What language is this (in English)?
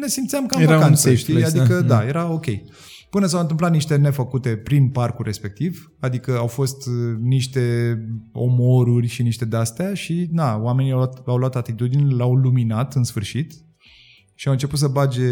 Romanian